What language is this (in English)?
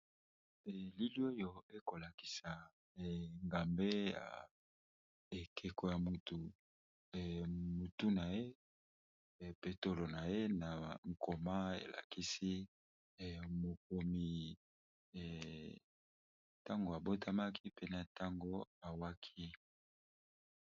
Lingala